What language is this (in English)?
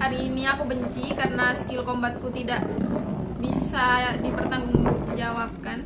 Indonesian